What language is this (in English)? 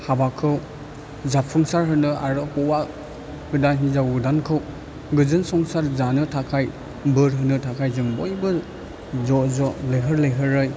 Bodo